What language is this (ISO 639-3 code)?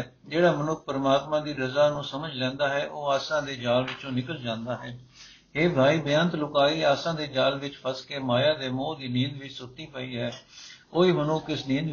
pan